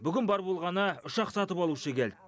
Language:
Kazakh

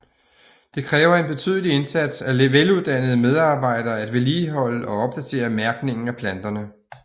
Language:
Danish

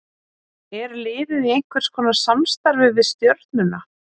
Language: Icelandic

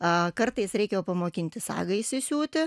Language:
Lithuanian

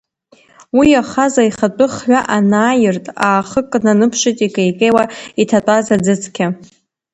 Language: Abkhazian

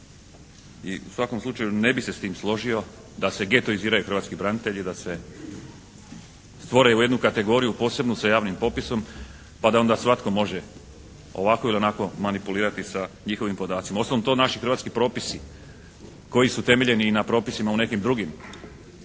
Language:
Croatian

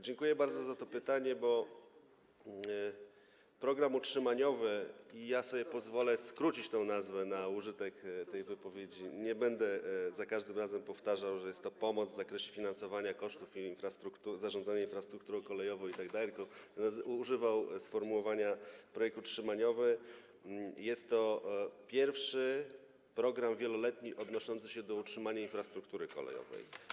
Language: Polish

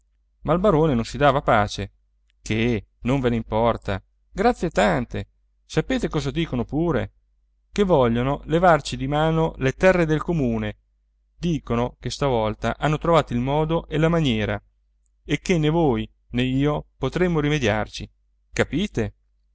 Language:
Italian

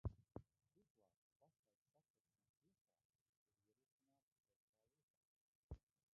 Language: Latvian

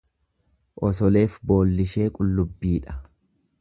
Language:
Oromo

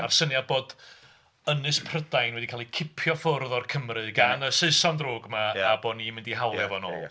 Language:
Welsh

